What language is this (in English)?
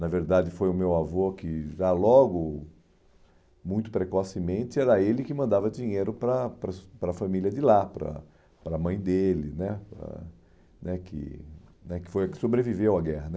Portuguese